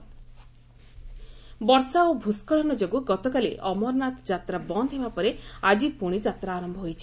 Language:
Odia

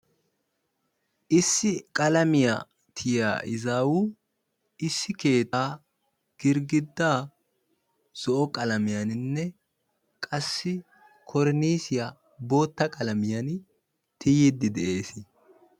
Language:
Wolaytta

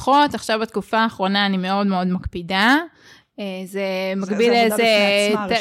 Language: Hebrew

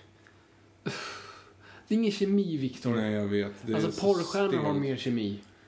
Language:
Swedish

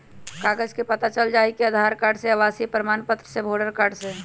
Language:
Magahi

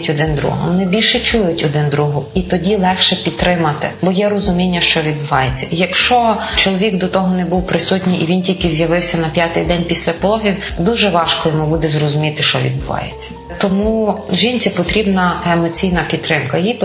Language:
Ukrainian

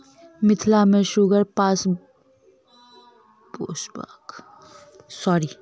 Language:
Maithili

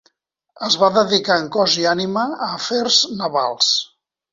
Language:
Catalan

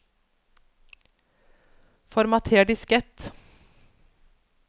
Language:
Norwegian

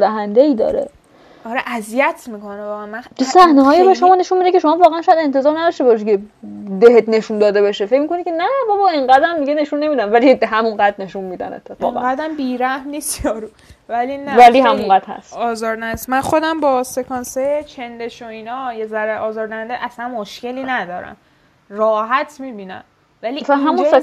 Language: Persian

